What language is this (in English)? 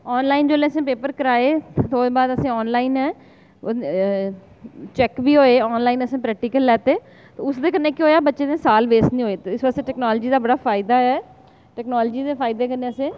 Dogri